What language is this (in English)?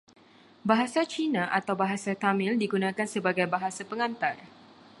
Malay